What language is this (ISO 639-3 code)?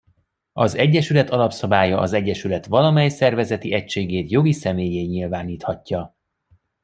hun